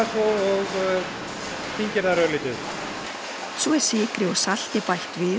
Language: Icelandic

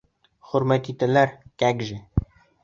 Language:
Bashkir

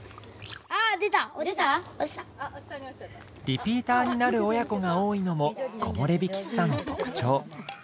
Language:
Japanese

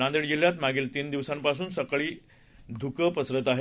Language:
Marathi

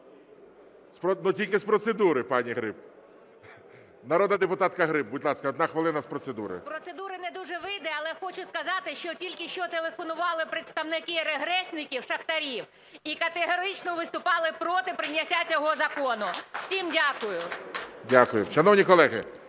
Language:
Ukrainian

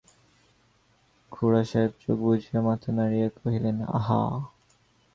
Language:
Bangla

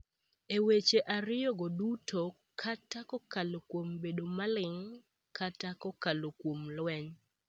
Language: Luo (Kenya and Tanzania)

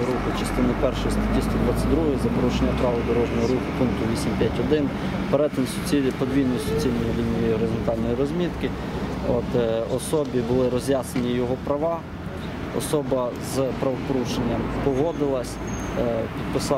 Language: Ukrainian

